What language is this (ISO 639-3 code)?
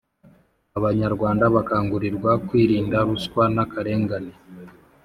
kin